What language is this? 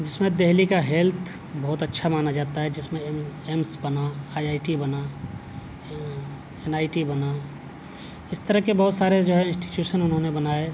Urdu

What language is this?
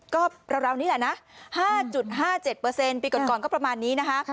Thai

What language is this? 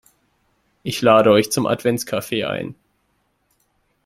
German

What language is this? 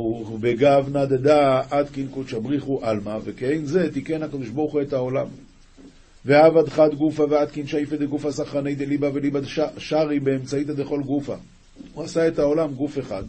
Hebrew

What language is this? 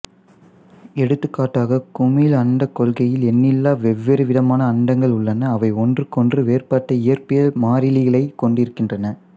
Tamil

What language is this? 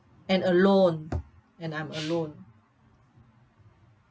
English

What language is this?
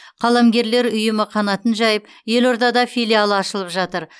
Kazakh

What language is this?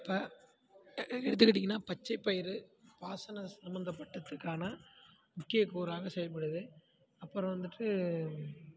Tamil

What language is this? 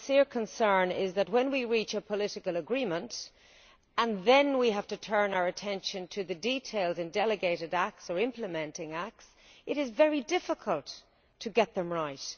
English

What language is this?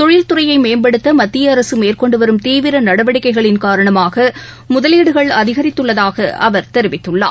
Tamil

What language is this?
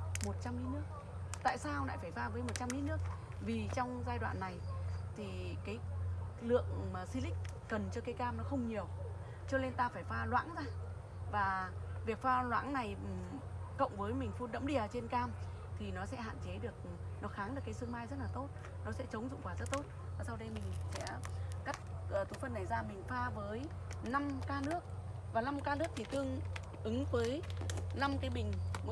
Vietnamese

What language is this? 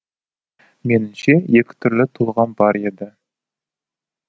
Kazakh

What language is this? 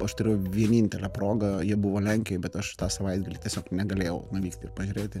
Lithuanian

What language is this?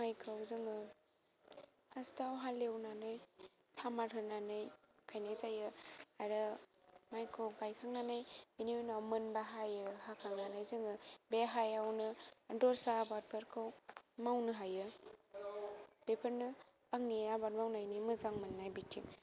Bodo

